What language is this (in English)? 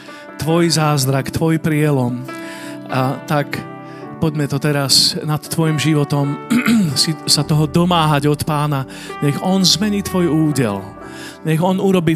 Slovak